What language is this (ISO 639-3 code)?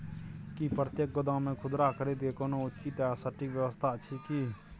mai